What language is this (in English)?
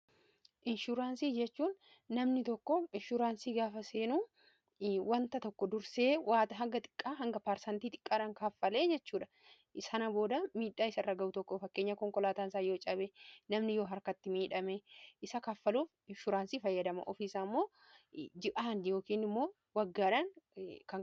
Oromo